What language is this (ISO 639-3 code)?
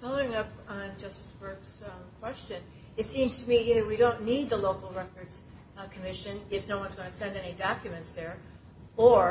eng